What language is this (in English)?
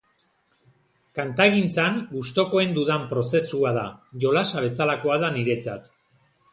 Basque